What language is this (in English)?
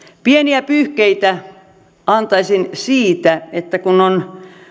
Finnish